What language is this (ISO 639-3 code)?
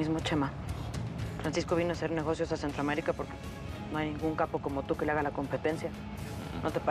spa